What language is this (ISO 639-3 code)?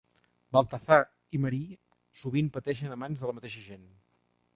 cat